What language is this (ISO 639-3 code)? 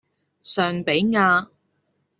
yue